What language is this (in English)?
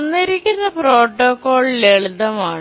Malayalam